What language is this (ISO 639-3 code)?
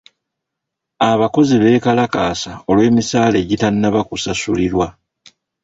lug